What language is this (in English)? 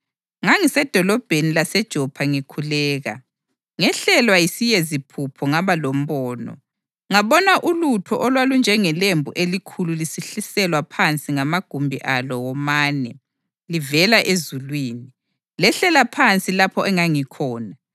North Ndebele